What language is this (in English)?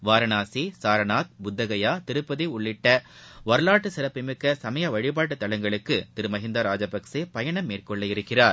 Tamil